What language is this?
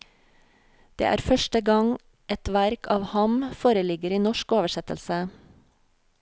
Norwegian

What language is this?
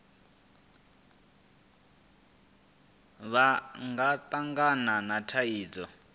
Venda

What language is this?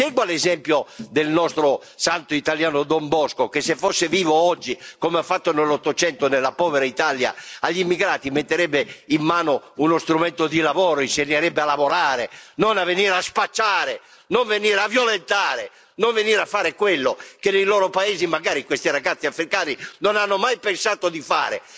Italian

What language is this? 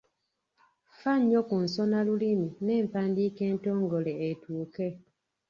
Ganda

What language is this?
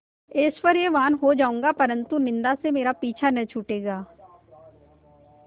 Hindi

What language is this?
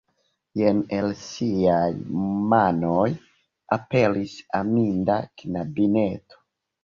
Esperanto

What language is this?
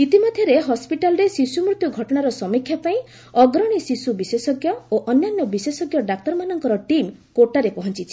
Odia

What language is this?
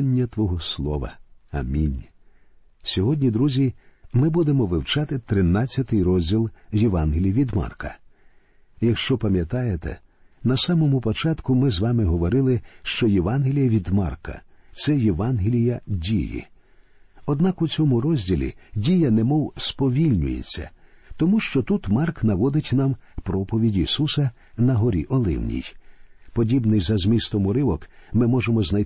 Ukrainian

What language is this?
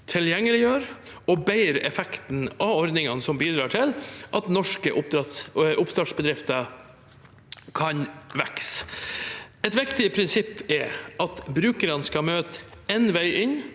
Norwegian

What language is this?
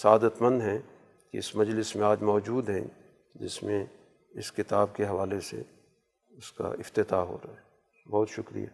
Urdu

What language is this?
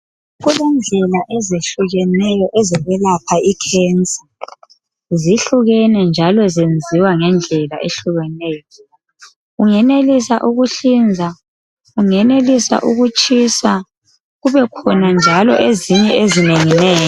North Ndebele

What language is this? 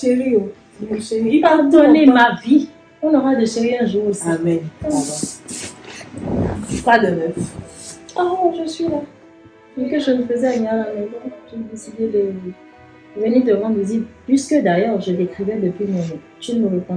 French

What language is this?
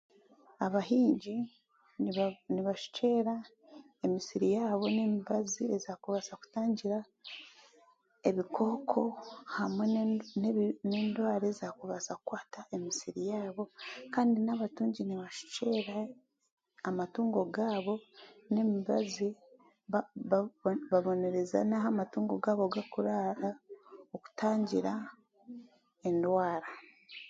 Chiga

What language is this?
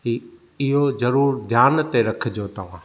Sindhi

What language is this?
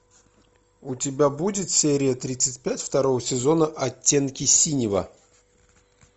Russian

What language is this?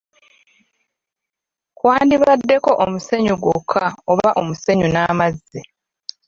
Ganda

